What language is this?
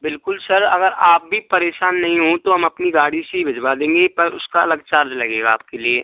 Hindi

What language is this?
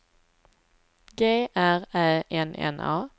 Swedish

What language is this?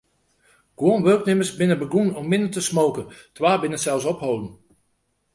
Western Frisian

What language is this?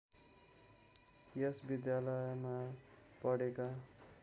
Nepali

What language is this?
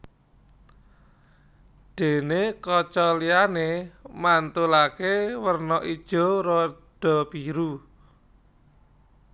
Javanese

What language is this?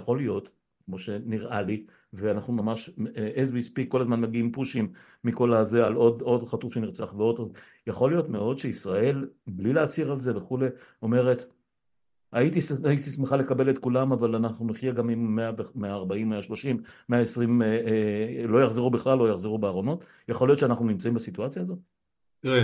Hebrew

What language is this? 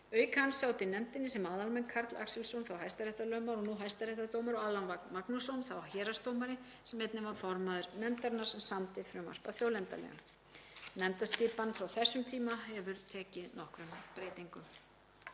Icelandic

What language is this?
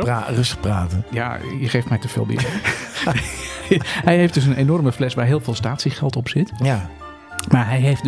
Dutch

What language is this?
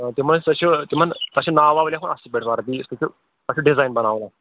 Kashmiri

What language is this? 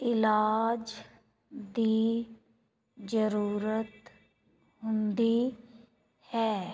Punjabi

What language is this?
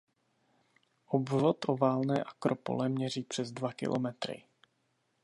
Czech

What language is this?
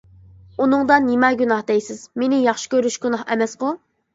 Uyghur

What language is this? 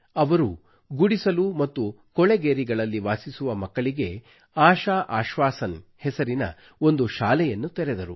Kannada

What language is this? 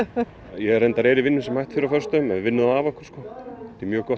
Icelandic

